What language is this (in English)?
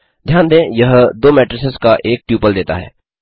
Hindi